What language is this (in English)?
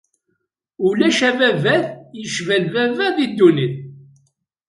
Kabyle